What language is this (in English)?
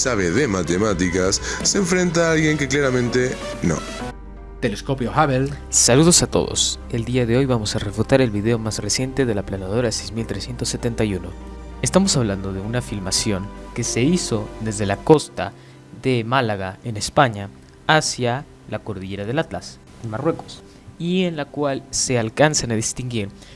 Spanish